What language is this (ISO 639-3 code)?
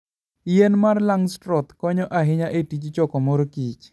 luo